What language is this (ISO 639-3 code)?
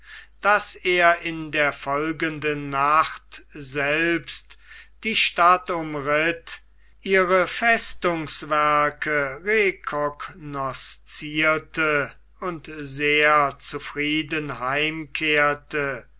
deu